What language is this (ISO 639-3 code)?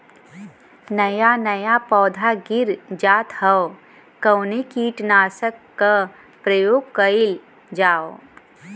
bho